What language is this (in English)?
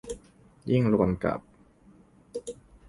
Thai